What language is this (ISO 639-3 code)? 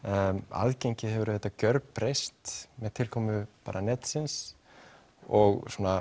isl